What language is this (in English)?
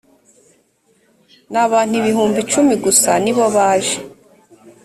Kinyarwanda